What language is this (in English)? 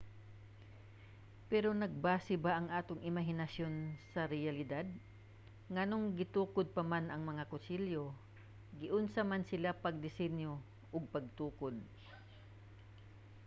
Cebuano